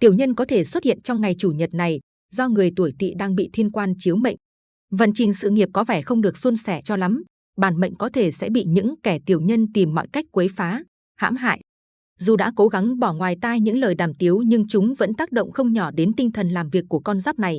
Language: Vietnamese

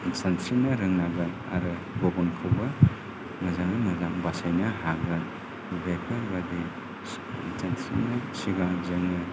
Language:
Bodo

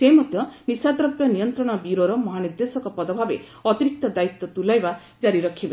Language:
Odia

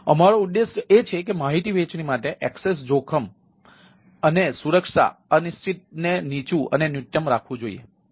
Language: Gujarati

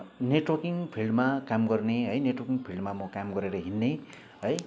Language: Nepali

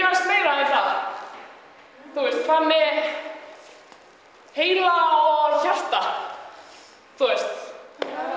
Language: Icelandic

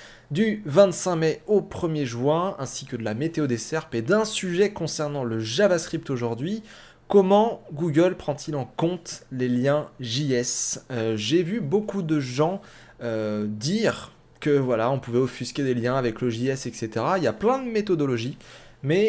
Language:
French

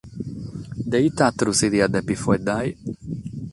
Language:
Sardinian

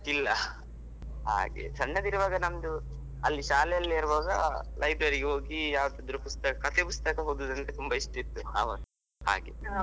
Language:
Kannada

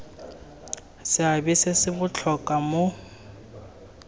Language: Tswana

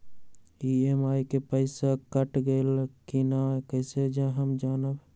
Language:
Magahi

